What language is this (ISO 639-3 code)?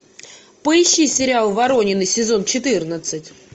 rus